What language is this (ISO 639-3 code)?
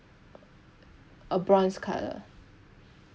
eng